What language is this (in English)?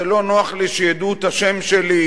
Hebrew